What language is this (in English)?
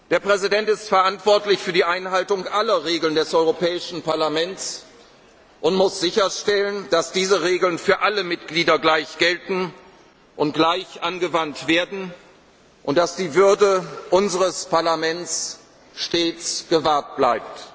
German